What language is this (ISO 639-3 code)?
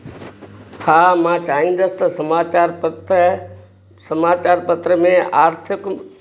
snd